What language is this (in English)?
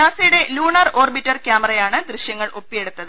Malayalam